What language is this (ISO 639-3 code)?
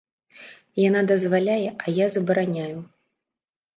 bel